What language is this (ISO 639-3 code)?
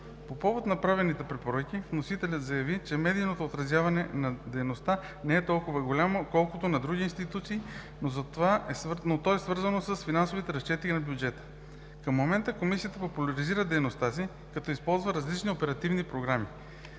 bul